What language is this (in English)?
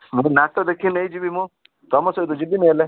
Odia